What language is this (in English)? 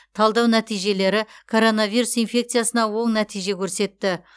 Kazakh